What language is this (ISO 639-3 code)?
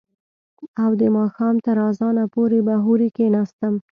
pus